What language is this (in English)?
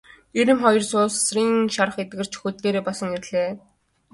Mongolian